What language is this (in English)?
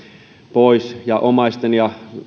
Finnish